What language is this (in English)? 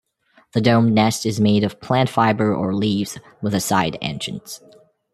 English